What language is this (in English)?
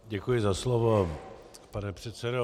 Czech